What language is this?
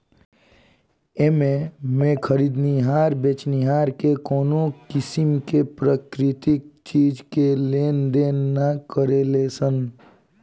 Bhojpuri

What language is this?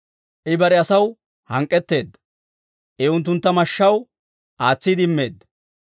Dawro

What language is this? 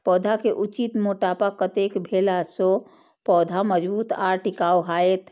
Maithili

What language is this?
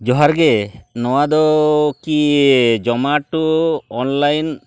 Santali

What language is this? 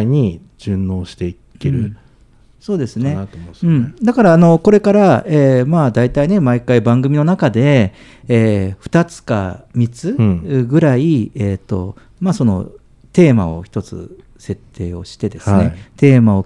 Japanese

